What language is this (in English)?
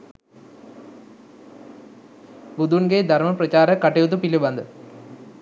Sinhala